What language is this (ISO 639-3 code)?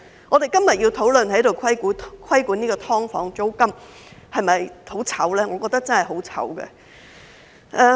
yue